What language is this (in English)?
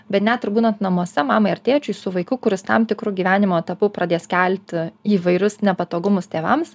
Lithuanian